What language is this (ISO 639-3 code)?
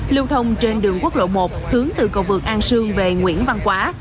vie